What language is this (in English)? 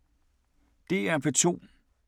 Danish